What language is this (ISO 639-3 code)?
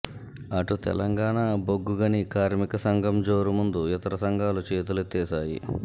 tel